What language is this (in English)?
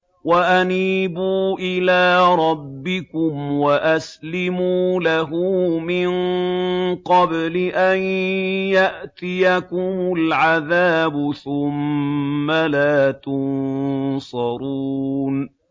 Arabic